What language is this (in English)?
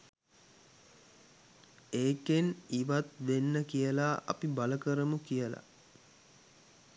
Sinhala